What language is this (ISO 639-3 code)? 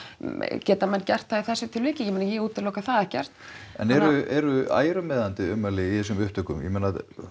isl